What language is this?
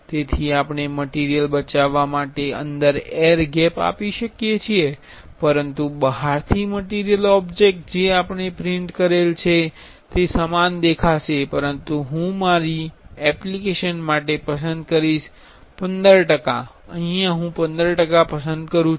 Gujarati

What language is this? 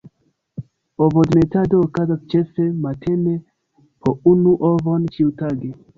Esperanto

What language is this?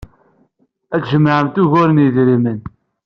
Kabyle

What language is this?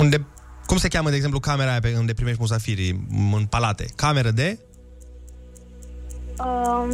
Romanian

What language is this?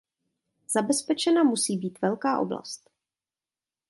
Czech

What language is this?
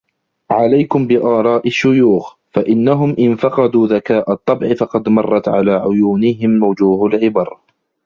Arabic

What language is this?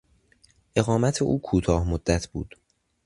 Persian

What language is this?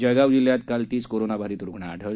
Marathi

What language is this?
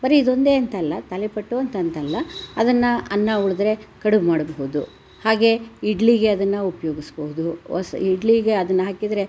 Kannada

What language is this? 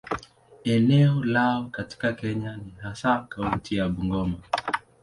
Swahili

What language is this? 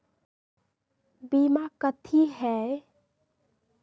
Magahi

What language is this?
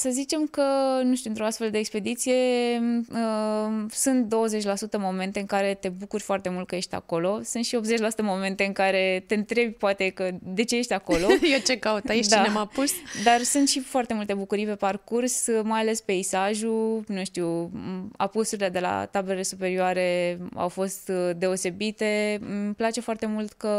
Romanian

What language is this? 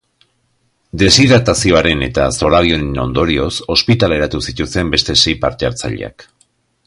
Basque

